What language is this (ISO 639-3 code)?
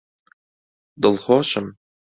ckb